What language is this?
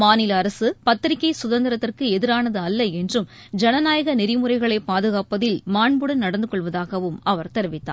Tamil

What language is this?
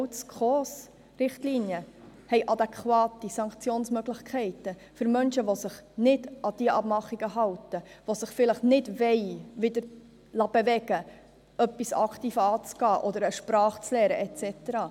Swiss German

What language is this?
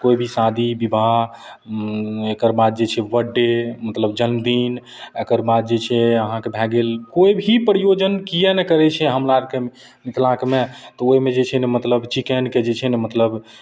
Maithili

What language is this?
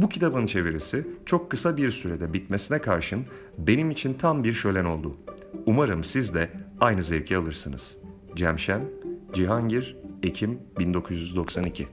Turkish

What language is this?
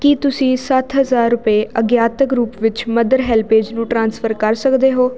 Punjabi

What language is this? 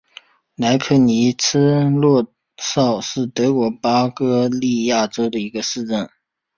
Chinese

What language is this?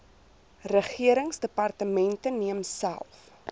Afrikaans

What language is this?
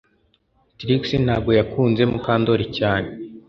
Kinyarwanda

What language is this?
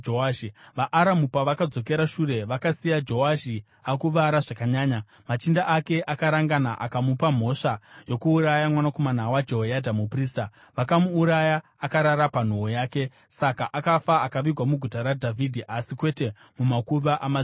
Shona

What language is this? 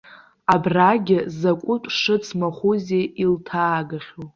Abkhazian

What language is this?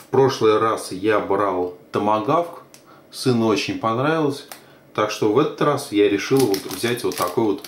Russian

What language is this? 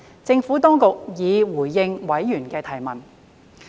Cantonese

